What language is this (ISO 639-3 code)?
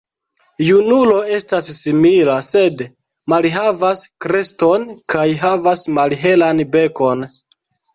epo